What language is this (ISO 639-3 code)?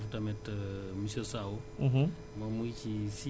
wol